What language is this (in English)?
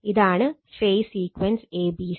Malayalam